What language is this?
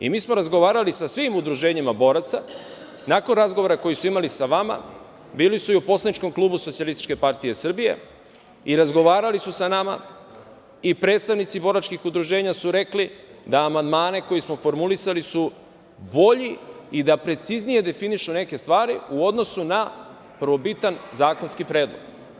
Serbian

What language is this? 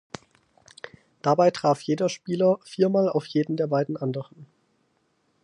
German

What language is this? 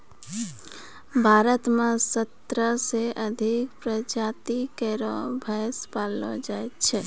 Maithili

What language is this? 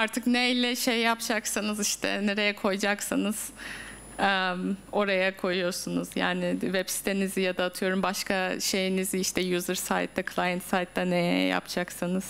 Turkish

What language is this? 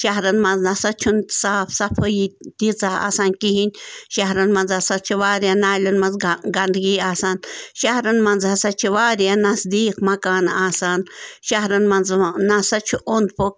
Kashmiri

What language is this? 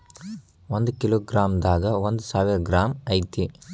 Kannada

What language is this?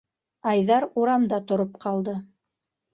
Bashkir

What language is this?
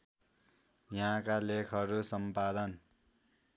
Nepali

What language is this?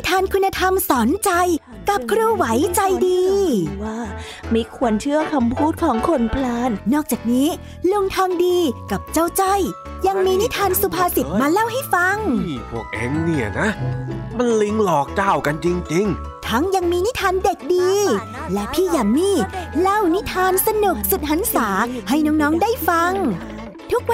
Thai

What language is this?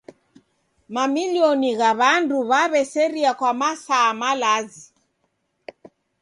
Taita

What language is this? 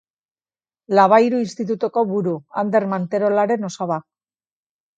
Basque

